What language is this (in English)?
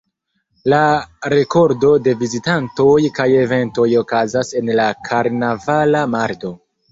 Esperanto